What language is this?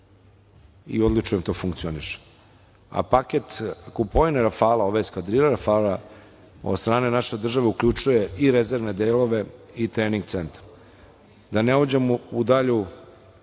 Serbian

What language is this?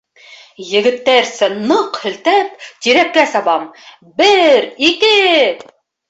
Bashkir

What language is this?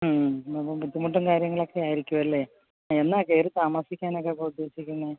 Malayalam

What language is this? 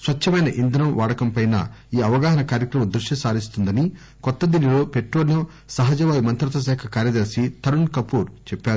Telugu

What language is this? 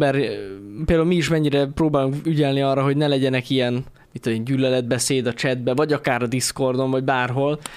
Hungarian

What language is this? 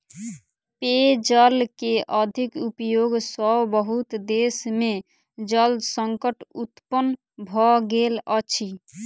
Maithili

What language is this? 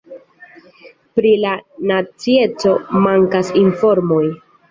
Esperanto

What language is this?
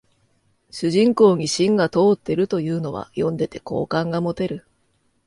Japanese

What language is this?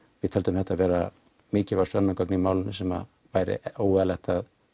Icelandic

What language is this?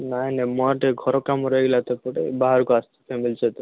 Odia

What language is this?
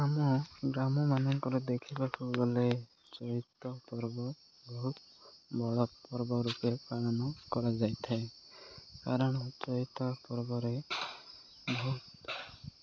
Odia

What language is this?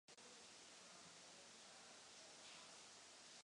Czech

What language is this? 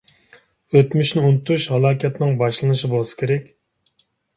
Uyghur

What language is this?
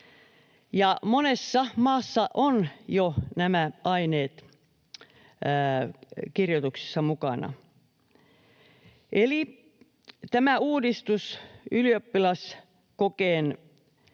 Finnish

